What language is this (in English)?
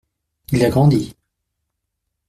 French